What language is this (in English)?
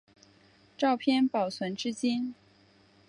Chinese